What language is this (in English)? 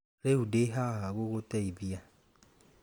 Kikuyu